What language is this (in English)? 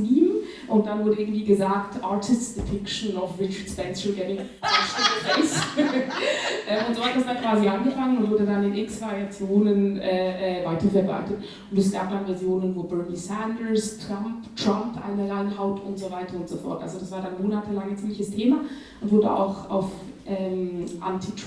German